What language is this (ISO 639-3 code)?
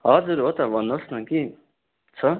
nep